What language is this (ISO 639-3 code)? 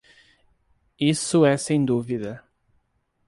por